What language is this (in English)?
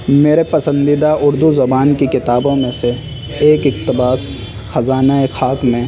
Urdu